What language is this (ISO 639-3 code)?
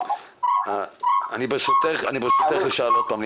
heb